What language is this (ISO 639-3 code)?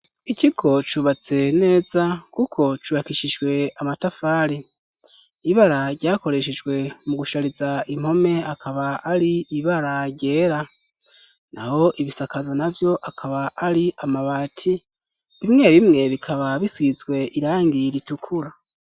run